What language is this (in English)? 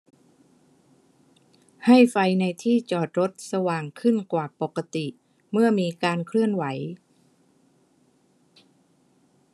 Thai